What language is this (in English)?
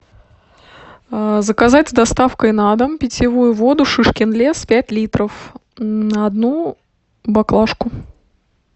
Russian